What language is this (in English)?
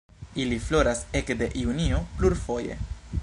Esperanto